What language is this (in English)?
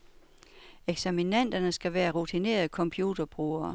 Danish